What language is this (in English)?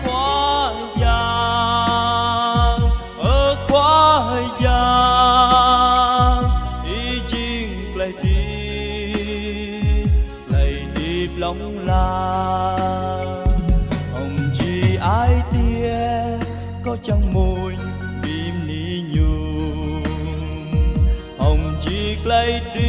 Vietnamese